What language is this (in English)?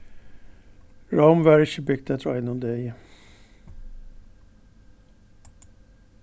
Faroese